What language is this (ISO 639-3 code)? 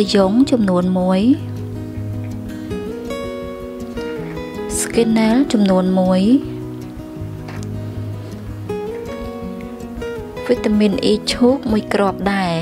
vie